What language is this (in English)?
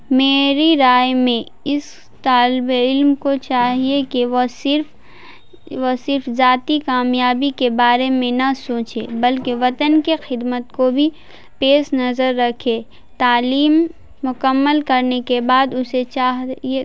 Urdu